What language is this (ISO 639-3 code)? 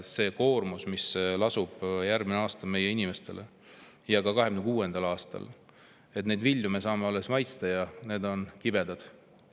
est